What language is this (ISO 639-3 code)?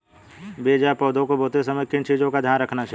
hin